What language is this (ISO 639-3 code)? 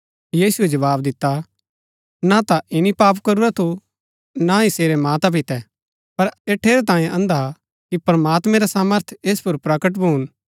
gbk